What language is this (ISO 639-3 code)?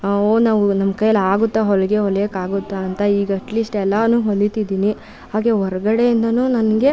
kan